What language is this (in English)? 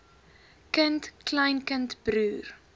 Afrikaans